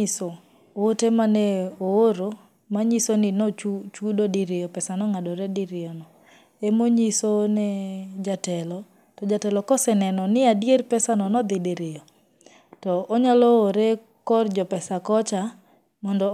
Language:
Luo (Kenya and Tanzania)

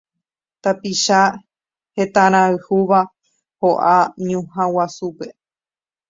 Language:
Guarani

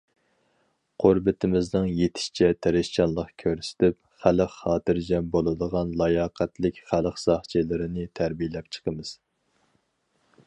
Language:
Uyghur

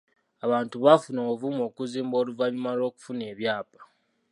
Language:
Ganda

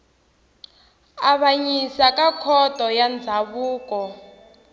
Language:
Tsonga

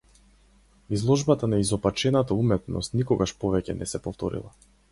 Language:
Macedonian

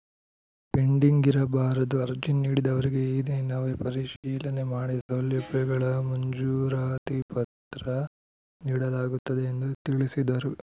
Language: Kannada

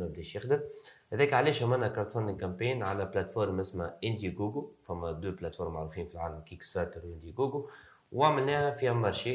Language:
Arabic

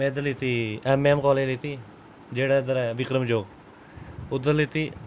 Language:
Dogri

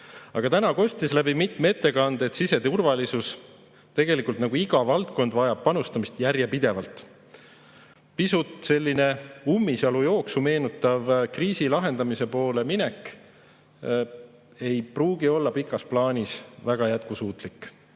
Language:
Estonian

